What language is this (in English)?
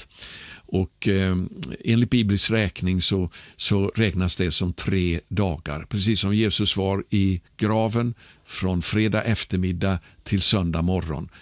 Swedish